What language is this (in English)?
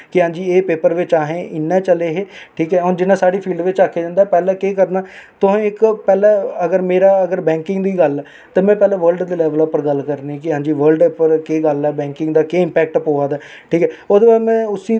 Dogri